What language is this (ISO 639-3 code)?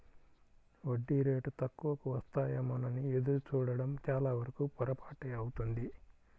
tel